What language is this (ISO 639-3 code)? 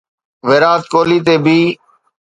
snd